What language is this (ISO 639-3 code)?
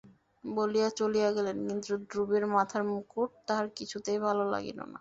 ben